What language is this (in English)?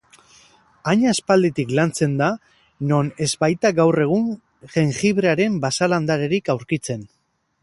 Basque